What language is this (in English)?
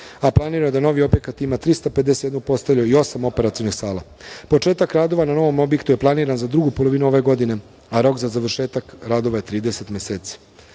Serbian